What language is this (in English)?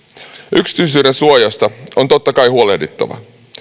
Finnish